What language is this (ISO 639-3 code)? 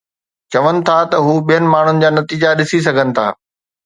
snd